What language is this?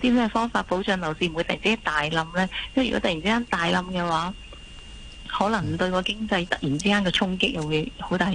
Chinese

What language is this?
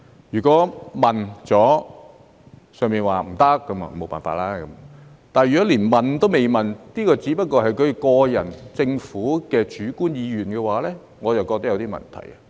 Cantonese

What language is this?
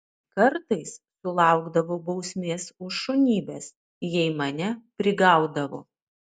Lithuanian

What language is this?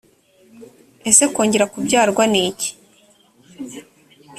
Kinyarwanda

